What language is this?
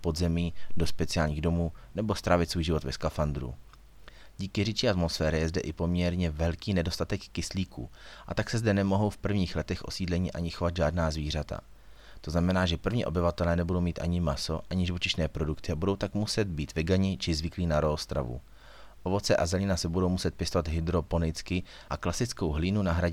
Czech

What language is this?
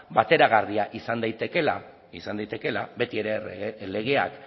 Basque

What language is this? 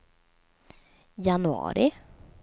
Swedish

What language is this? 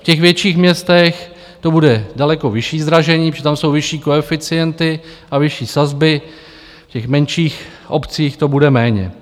Czech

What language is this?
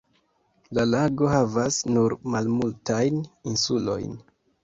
Esperanto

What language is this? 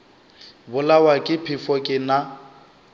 Northern Sotho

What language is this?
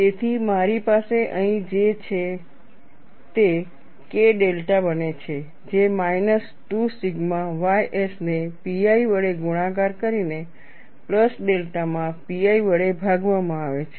Gujarati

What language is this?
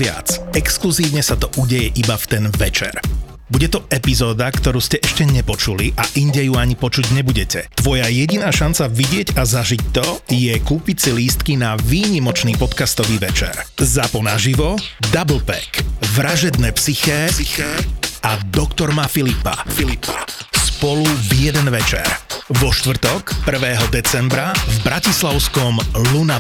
Slovak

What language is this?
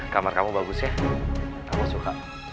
Indonesian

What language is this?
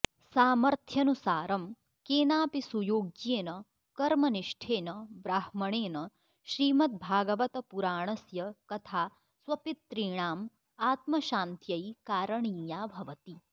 Sanskrit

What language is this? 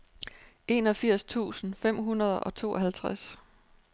Danish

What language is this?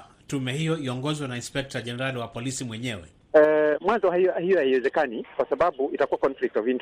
Swahili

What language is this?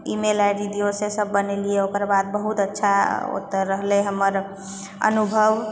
Maithili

